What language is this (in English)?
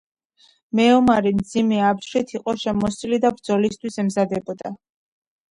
Georgian